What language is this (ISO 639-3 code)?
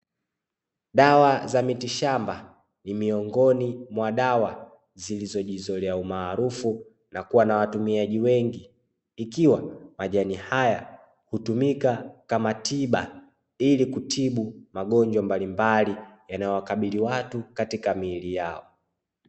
swa